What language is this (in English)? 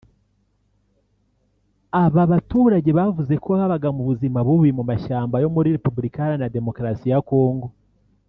Kinyarwanda